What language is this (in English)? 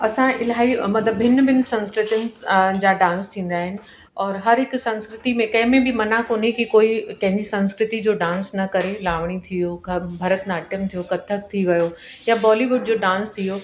Sindhi